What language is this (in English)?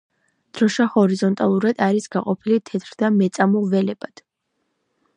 Georgian